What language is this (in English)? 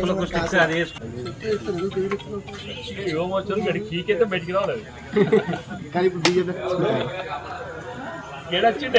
Telugu